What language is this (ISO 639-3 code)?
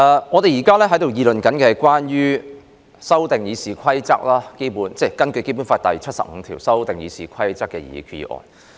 yue